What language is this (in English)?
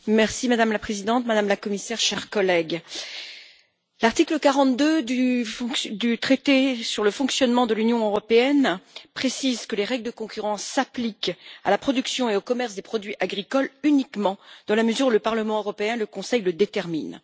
French